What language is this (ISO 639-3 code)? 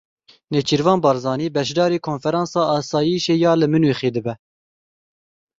kur